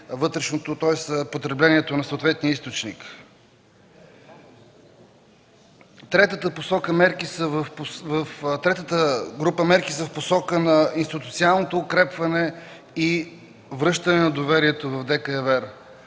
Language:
Bulgarian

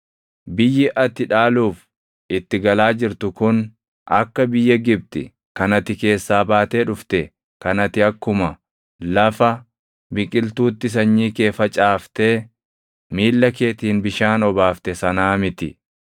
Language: Oromo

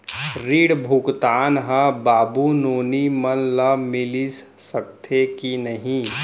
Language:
Chhattisgarhi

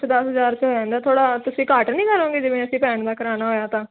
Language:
Punjabi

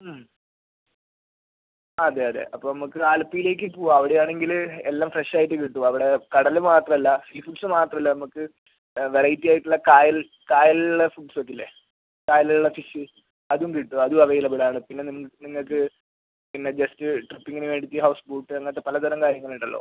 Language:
Malayalam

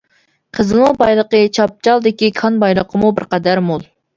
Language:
Uyghur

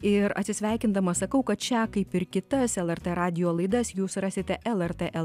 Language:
Lithuanian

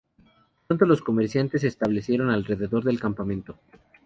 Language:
Spanish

